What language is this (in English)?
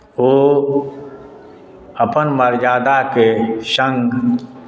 Maithili